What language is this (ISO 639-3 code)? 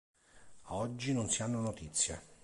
ita